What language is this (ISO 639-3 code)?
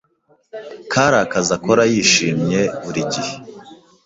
kin